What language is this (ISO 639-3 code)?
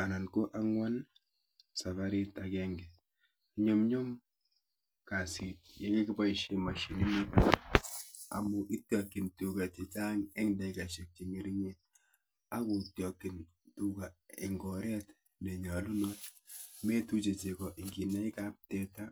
kln